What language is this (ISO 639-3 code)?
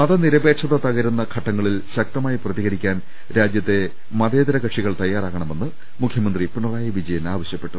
mal